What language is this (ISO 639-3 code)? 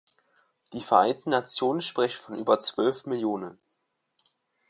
deu